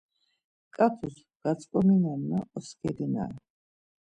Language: Laz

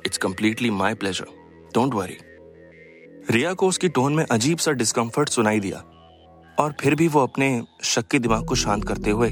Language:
Hindi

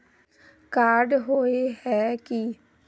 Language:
Magahi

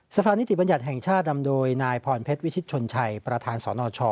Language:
Thai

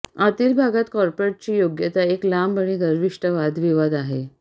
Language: Marathi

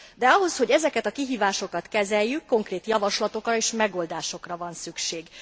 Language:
Hungarian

